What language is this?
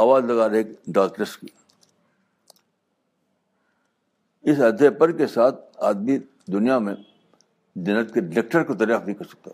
Urdu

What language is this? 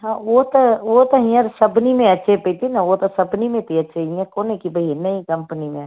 Sindhi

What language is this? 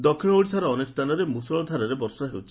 Odia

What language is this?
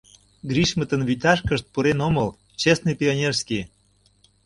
Mari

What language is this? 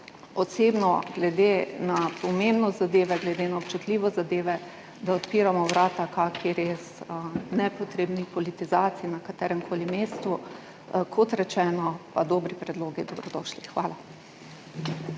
Slovenian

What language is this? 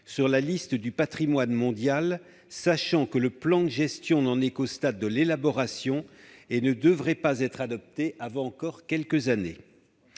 French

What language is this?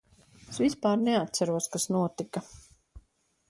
Latvian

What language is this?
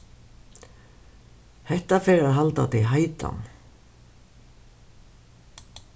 Faroese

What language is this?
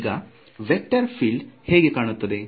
Kannada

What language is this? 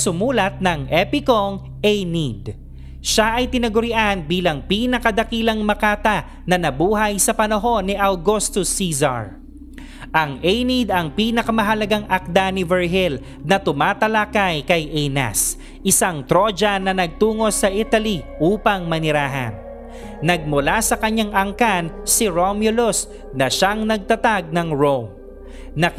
Filipino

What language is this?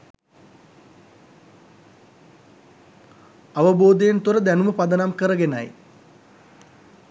Sinhala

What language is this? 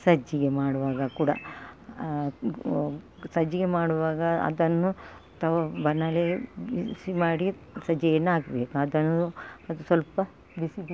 Kannada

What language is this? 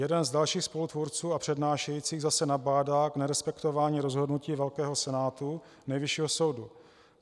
Czech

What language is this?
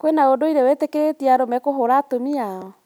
Kikuyu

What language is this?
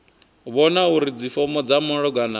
Venda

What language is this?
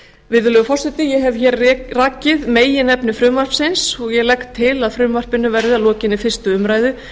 Icelandic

